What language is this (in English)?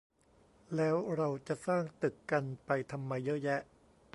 Thai